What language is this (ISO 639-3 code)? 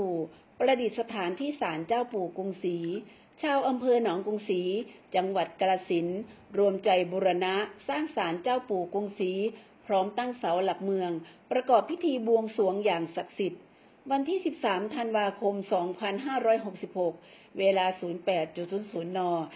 tha